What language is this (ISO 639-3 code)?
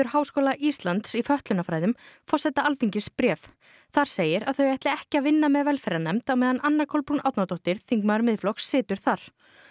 isl